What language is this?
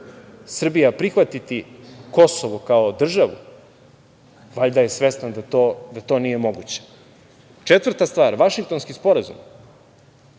Serbian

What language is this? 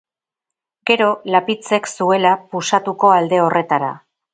Basque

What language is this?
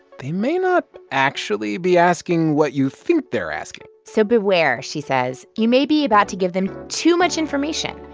English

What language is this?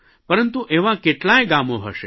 Gujarati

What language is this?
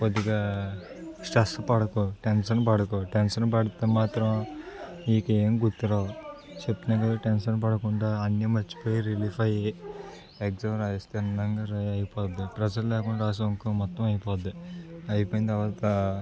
Telugu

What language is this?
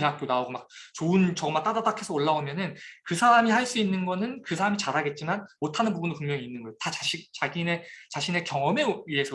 Korean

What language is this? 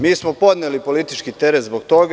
Serbian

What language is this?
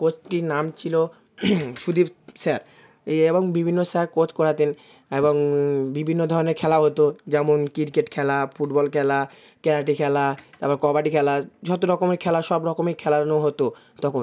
Bangla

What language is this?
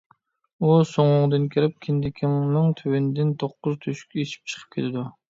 Uyghur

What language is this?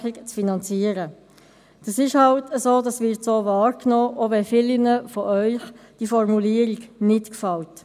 Swiss German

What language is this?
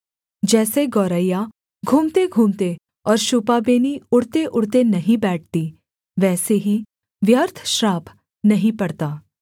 Hindi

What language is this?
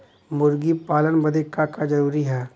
Bhojpuri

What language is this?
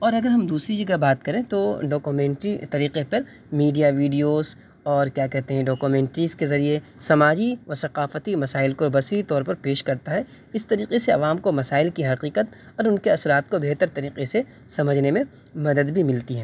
Urdu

